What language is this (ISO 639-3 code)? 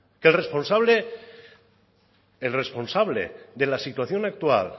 spa